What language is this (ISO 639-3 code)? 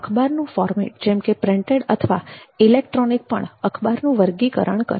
guj